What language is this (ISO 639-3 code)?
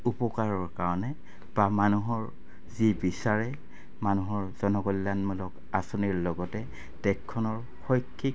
asm